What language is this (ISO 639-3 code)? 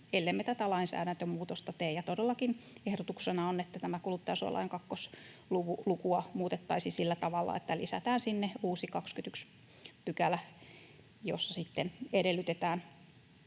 fin